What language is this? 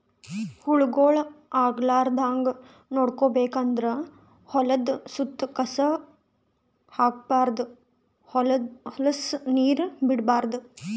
Kannada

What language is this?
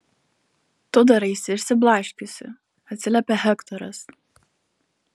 Lithuanian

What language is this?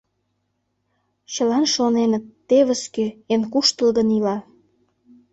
Mari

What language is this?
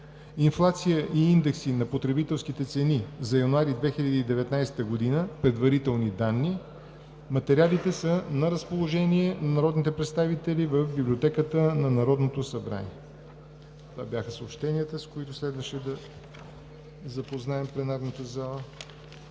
Bulgarian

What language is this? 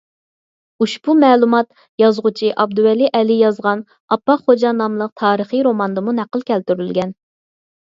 Uyghur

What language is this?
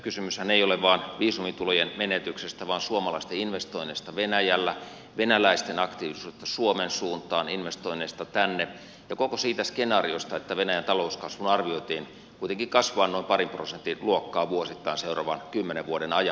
Finnish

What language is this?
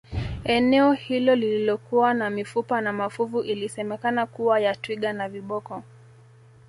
Swahili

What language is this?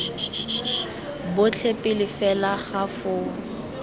Tswana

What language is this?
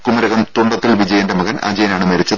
Malayalam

